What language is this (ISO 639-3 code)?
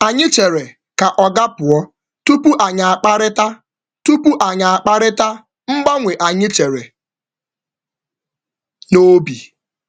ibo